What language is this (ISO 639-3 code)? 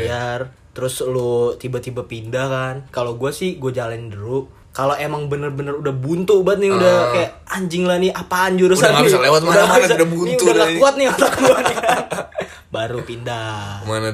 ind